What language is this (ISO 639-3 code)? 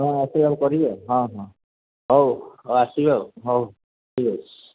ori